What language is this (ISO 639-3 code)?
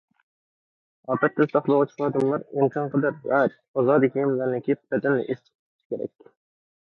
uig